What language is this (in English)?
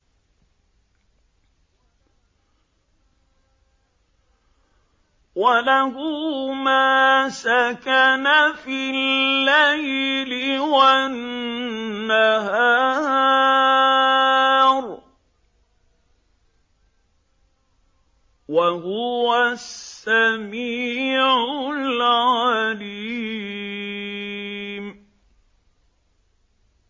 Arabic